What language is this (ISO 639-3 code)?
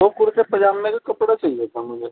urd